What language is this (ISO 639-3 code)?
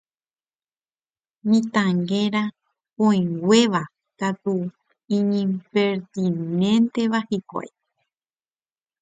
grn